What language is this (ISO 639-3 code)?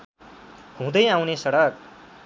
nep